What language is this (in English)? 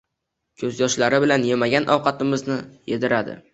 Uzbek